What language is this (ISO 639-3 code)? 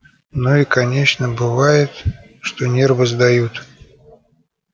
rus